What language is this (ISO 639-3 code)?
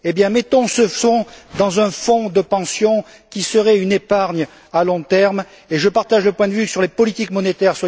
fra